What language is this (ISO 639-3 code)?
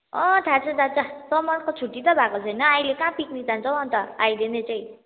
nep